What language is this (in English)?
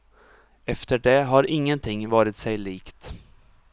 Swedish